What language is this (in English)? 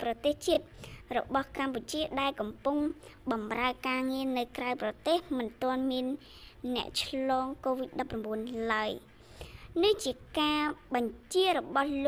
Thai